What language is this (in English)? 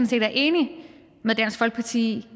Danish